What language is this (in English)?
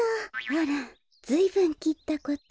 Japanese